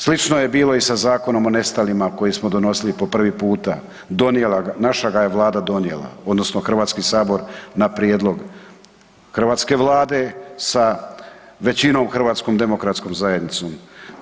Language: Croatian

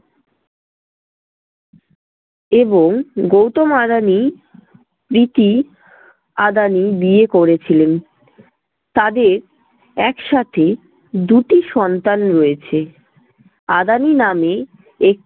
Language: Bangla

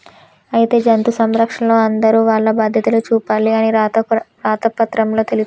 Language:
Telugu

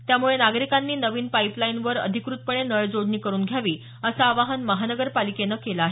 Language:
Marathi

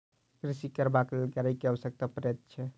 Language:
Maithili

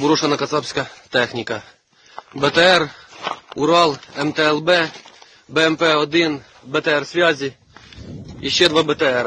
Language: Russian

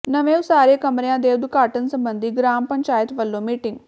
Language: Punjabi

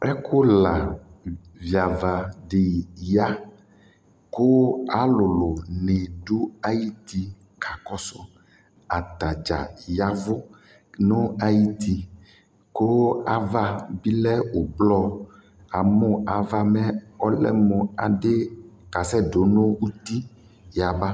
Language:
Ikposo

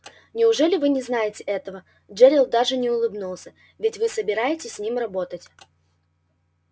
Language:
Russian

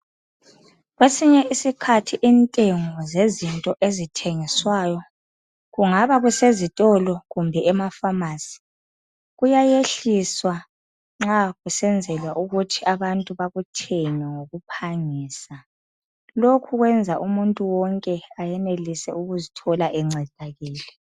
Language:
North Ndebele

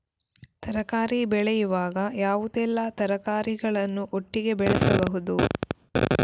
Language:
Kannada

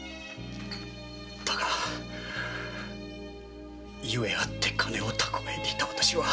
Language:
Japanese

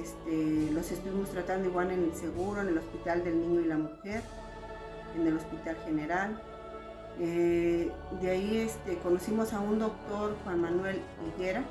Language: Spanish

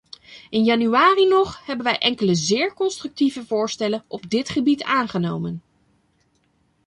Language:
Dutch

